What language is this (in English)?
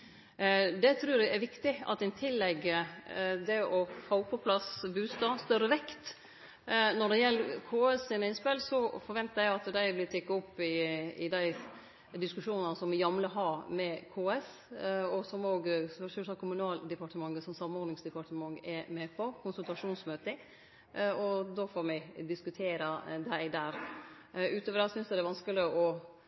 Norwegian Nynorsk